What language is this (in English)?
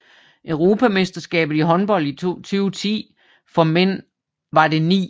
Danish